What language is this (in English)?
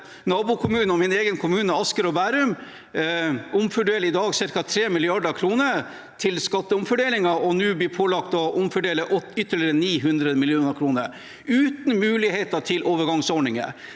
Norwegian